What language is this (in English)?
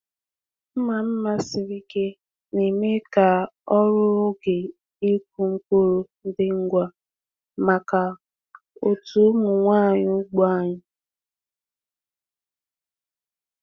Igbo